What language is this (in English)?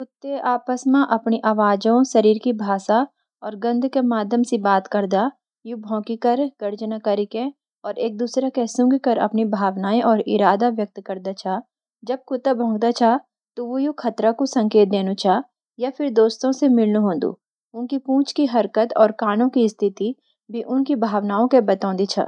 Garhwali